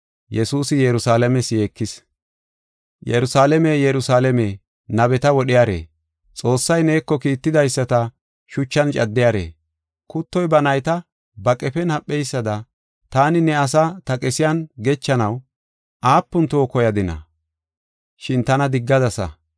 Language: Gofa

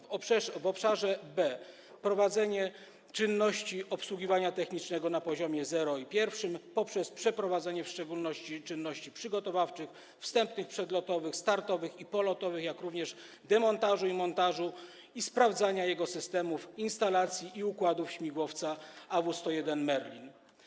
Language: Polish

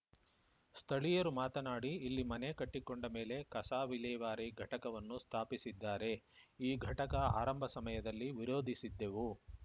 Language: Kannada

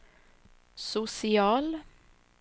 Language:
Swedish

